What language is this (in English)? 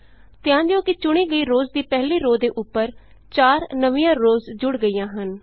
Punjabi